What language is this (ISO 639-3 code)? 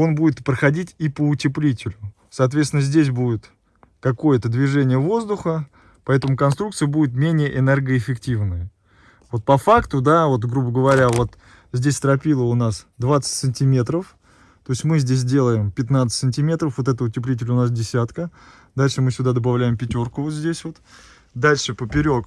rus